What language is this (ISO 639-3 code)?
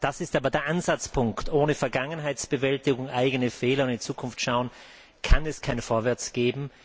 deu